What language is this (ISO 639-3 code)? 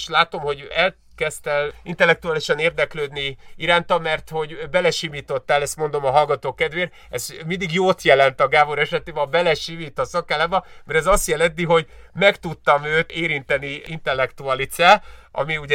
hun